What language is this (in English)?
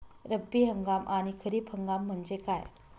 Marathi